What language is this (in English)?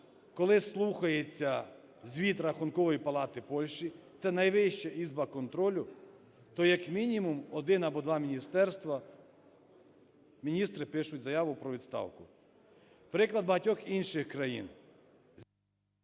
Ukrainian